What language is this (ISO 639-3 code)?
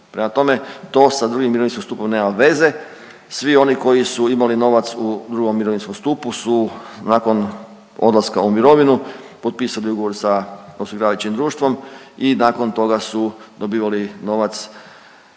hrv